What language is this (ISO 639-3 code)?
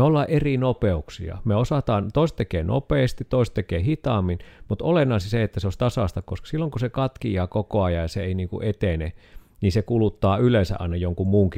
fin